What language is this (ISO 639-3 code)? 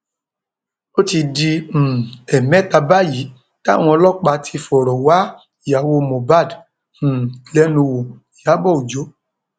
yor